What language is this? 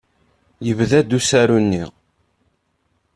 Kabyle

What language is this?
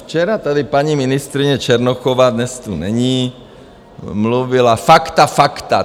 Czech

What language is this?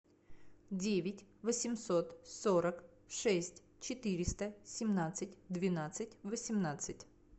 Russian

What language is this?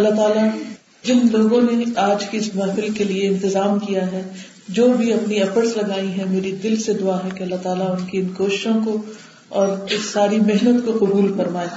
Urdu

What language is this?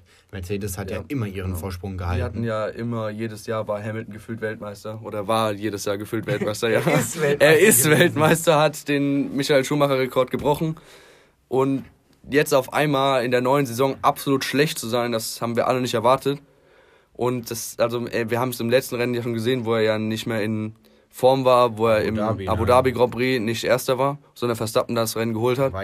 German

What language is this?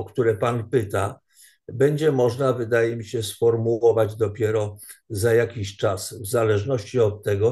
Polish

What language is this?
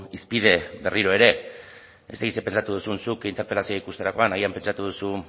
Basque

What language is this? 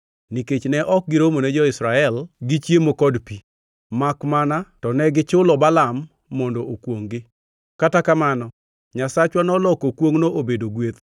Luo (Kenya and Tanzania)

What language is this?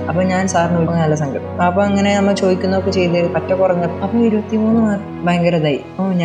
Malayalam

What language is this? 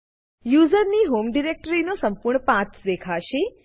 Gujarati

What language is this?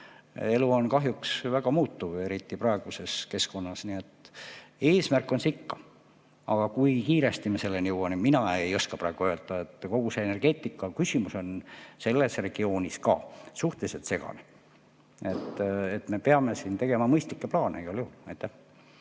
Estonian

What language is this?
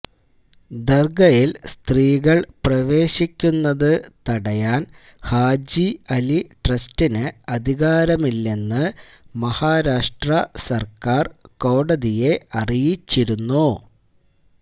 Malayalam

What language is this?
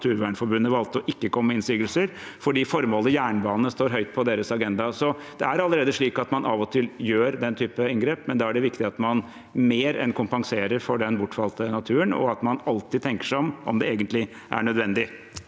Norwegian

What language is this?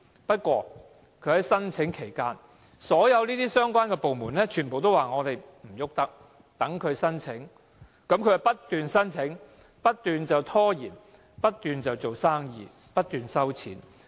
Cantonese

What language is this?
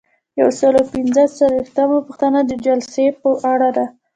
Pashto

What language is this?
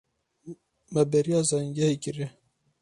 Kurdish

